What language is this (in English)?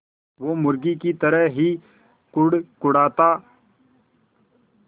Hindi